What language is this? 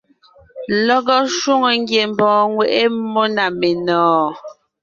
Ngiemboon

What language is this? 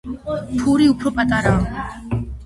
Georgian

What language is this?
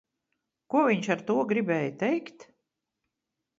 Latvian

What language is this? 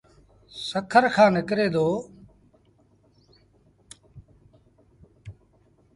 Sindhi Bhil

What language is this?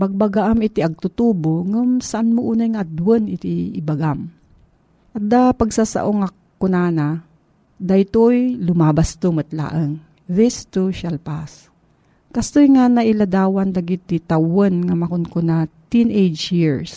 Filipino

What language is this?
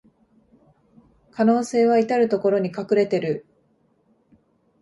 Japanese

